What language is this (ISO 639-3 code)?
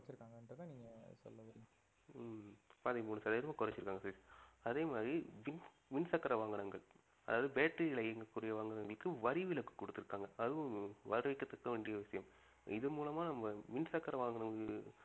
tam